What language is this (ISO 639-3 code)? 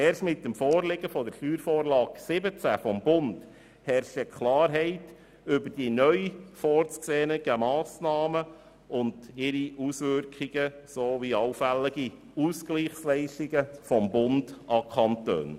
gsw